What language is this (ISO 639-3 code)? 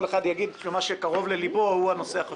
heb